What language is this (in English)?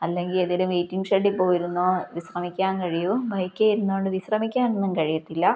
Malayalam